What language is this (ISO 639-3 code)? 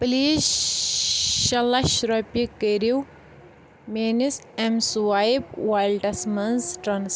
kas